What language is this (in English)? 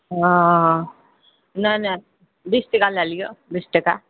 Maithili